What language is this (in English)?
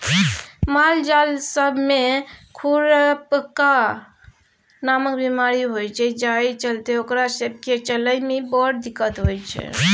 Maithili